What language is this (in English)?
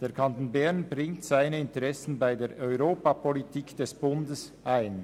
Swiss German